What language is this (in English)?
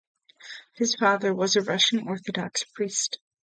English